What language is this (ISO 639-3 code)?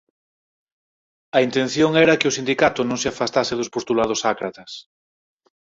glg